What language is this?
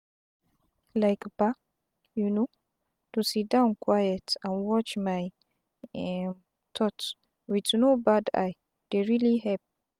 Nigerian Pidgin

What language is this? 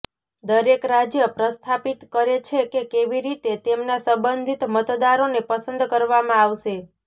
Gujarati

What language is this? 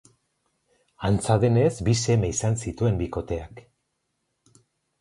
Basque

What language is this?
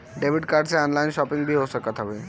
Bhojpuri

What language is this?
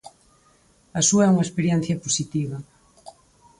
Galician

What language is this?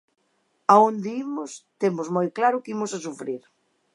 Galician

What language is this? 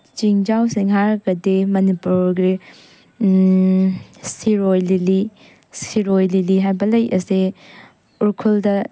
Manipuri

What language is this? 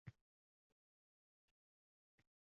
Uzbek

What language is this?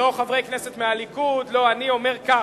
Hebrew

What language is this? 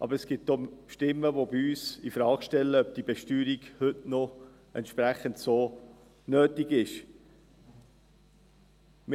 Swiss German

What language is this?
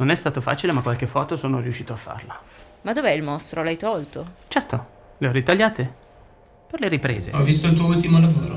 Italian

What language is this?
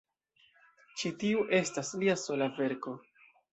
Esperanto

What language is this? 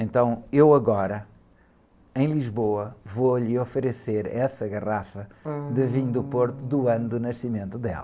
Portuguese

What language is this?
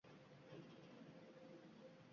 Uzbek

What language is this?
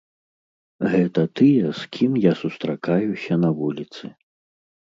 Belarusian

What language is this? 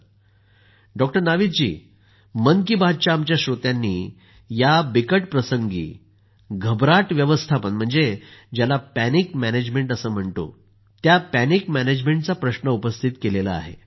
Marathi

